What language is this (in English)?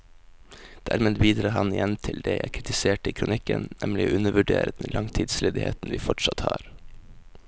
Norwegian